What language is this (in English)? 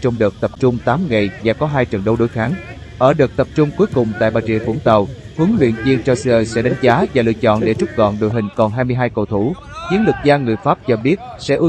Vietnamese